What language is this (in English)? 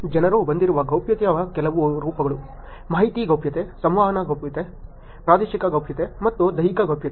Kannada